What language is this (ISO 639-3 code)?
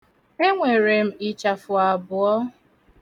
ibo